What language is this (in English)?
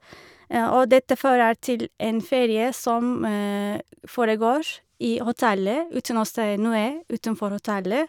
Norwegian